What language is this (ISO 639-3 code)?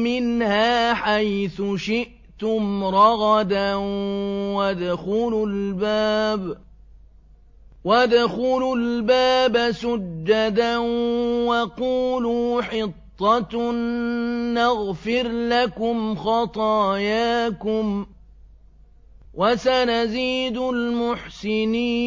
ara